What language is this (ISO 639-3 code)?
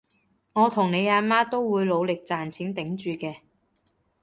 yue